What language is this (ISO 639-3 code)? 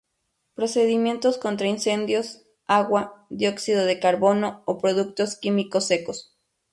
spa